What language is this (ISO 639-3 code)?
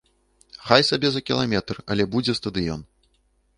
bel